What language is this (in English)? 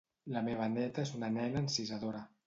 Catalan